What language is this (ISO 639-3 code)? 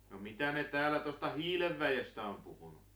fin